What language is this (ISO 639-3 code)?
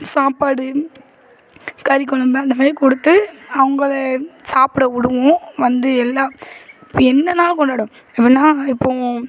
tam